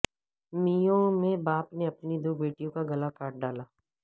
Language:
Urdu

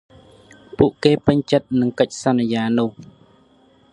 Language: Khmer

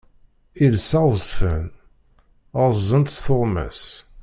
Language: Kabyle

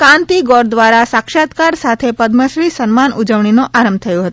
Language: Gujarati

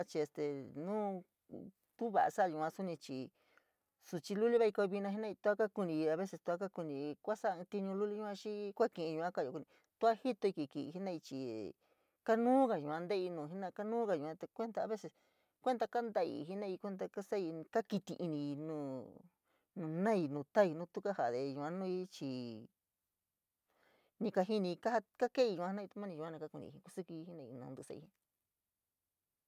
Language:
San Miguel El Grande Mixtec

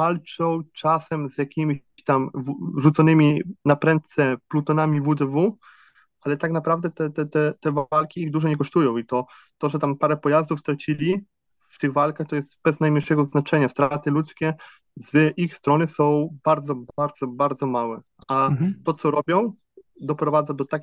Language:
Polish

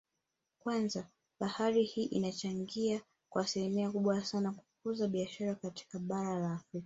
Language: Swahili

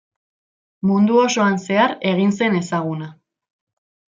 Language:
Basque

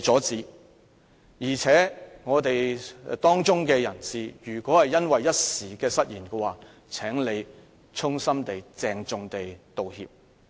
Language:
Cantonese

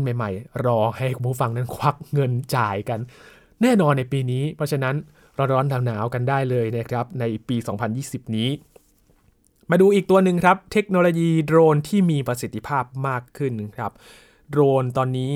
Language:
Thai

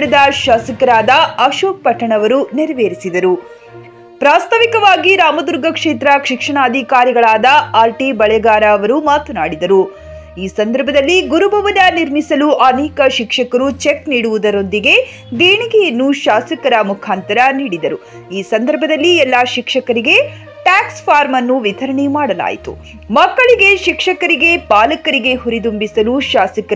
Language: Kannada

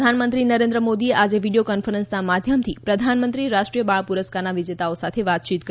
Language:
Gujarati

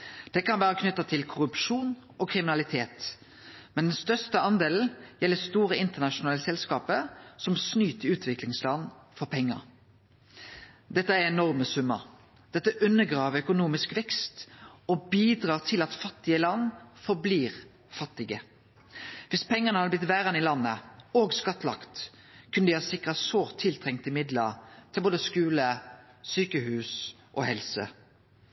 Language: Norwegian Nynorsk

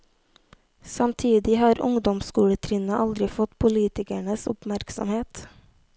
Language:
Norwegian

